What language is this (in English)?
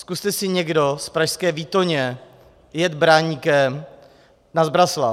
Czech